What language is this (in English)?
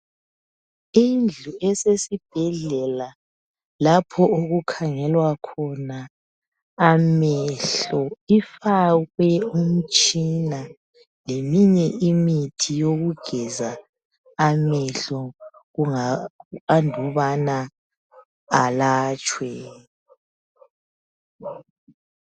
North Ndebele